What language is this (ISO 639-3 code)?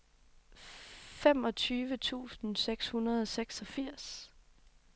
dan